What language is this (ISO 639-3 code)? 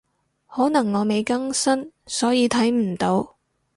yue